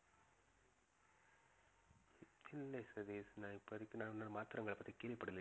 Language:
Tamil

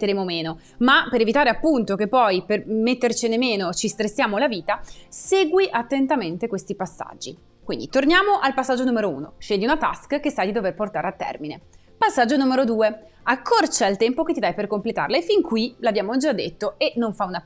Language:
Italian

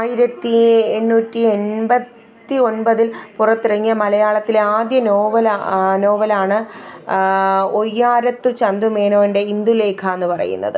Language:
Malayalam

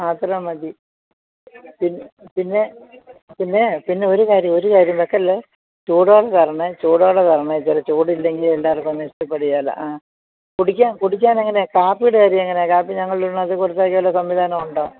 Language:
Malayalam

